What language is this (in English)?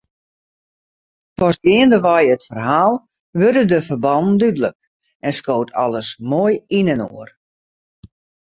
Western Frisian